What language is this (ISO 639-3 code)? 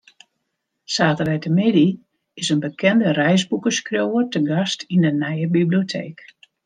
fry